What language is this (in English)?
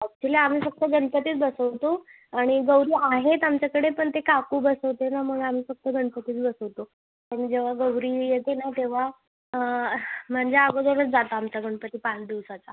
Marathi